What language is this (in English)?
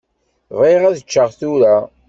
Kabyle